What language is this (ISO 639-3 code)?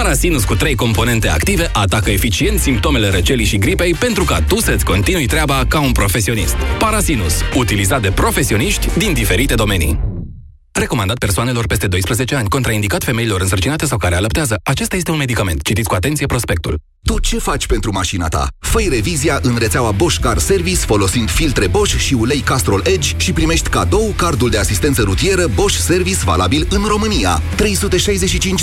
ron